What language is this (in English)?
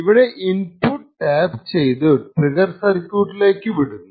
Malayalam